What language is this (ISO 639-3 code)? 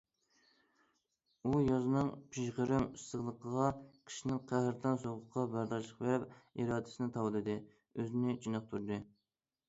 uig